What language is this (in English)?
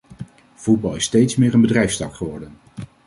Dutch